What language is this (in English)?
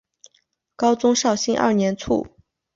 Chinese